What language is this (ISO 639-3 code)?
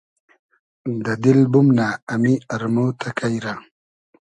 haz